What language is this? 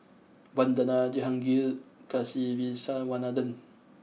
English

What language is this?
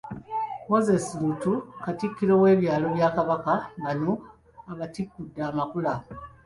Ganda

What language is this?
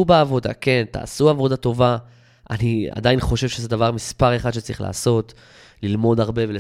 Hebrew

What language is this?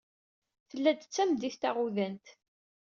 Kabyle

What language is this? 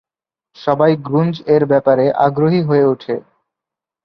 Bangla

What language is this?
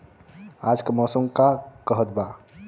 Bhojpuri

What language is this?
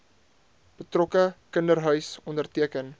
Afrikaans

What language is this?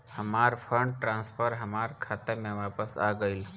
Bhojpuri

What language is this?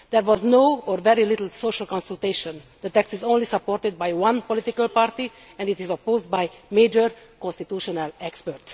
English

